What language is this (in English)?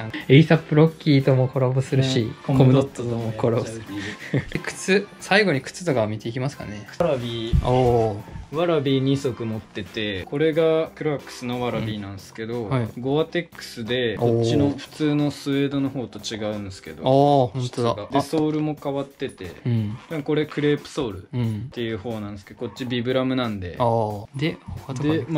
Japanese